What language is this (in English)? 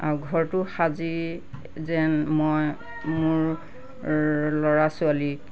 Assamese